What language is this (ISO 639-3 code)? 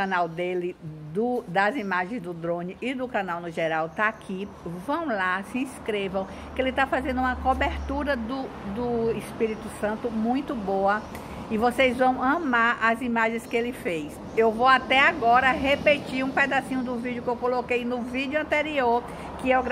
por